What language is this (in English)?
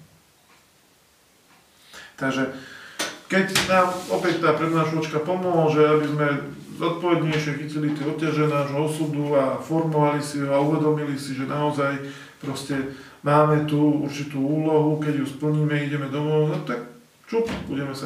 Slovak